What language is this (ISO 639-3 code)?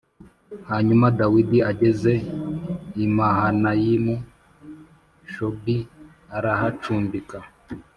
kin